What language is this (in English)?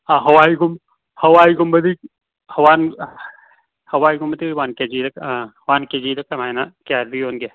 Manipuri